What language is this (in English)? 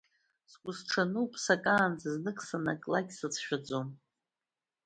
Abkhazian